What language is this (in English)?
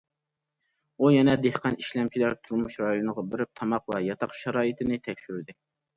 Uyghur